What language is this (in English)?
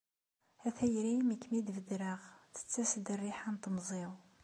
Kabyle